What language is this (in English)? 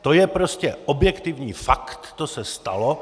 Czech